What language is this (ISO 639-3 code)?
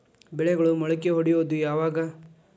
kan